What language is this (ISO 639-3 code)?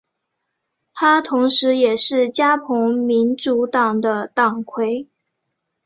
zho